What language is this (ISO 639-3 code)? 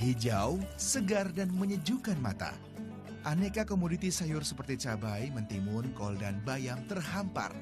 ind